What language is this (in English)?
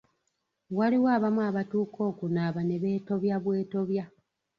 Ganda